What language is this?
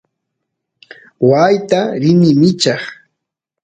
Santiago del Estero Quichua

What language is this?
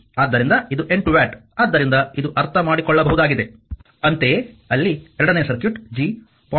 Kannada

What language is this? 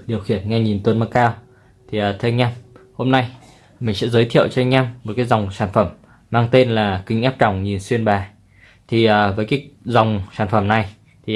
Vietnamese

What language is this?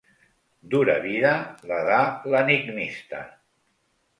Catalan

